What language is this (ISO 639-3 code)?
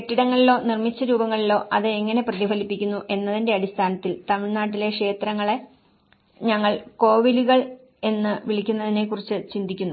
mal